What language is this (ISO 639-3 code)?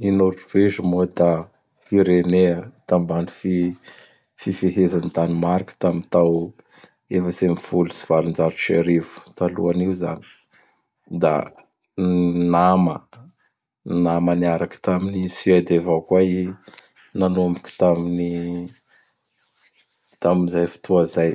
bhr